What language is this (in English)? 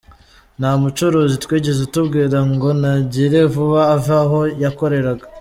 Kinyarwanda